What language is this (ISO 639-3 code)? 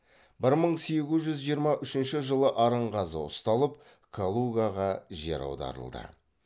kaz